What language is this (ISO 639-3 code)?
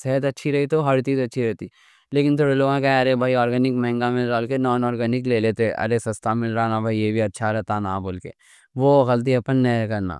dcc